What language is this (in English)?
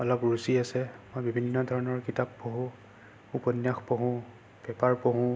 Assamese